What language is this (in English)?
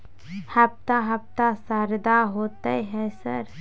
Maithili